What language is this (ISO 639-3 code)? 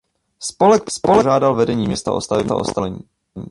ces